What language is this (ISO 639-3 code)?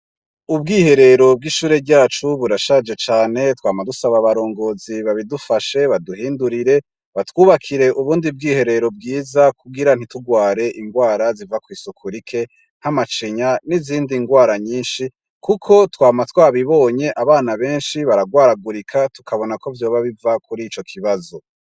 run